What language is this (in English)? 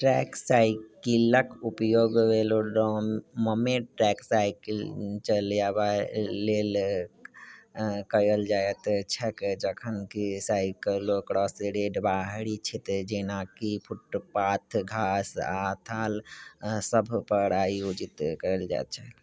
Maithili